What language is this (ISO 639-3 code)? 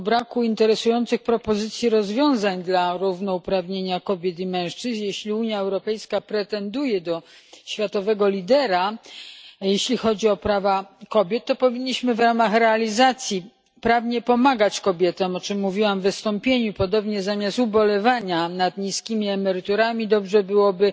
pol